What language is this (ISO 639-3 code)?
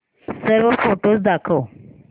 mar